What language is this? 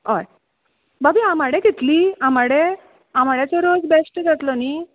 Konkani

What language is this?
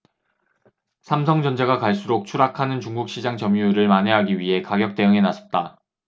Korean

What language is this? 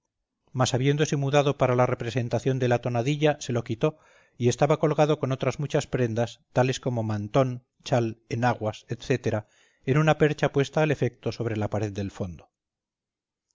Spanish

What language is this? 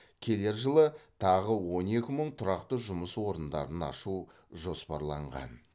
Kazakh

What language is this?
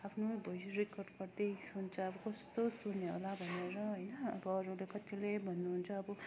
Nepali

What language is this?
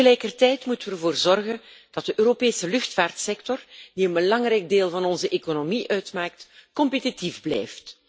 Dutch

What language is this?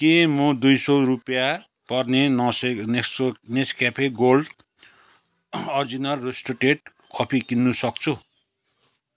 Nepali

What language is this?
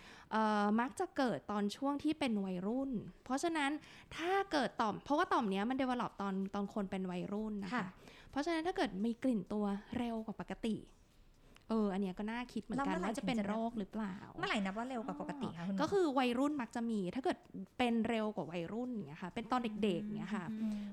Thai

